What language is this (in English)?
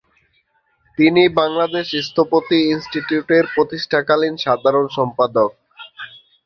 Bangla